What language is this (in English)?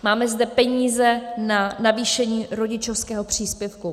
Czech